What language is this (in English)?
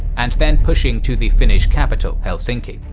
English